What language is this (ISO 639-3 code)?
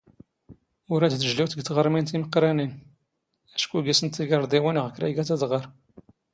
zgh